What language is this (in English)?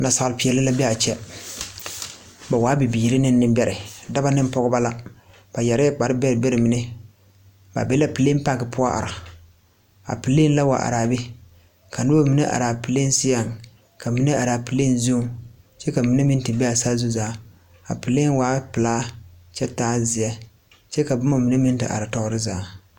Southern Dagaare